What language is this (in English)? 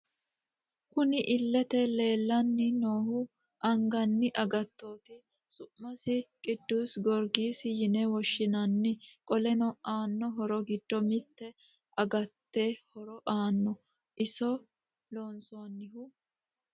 Sidamo